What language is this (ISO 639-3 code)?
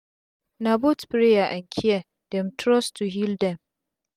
pcm